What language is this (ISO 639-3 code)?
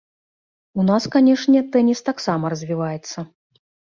bel